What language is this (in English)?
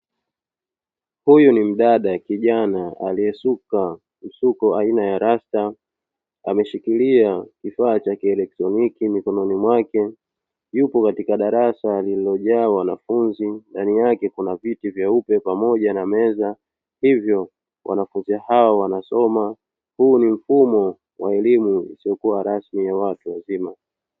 Swahili